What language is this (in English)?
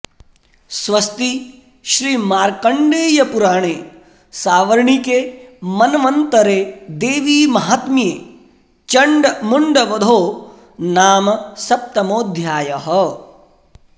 Sanskrit